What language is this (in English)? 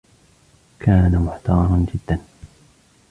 Arabic